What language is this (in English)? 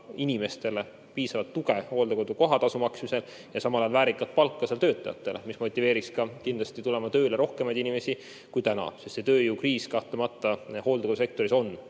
Estonian